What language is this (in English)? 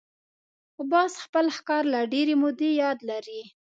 Pashto